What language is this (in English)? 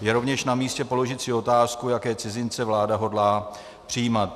Czech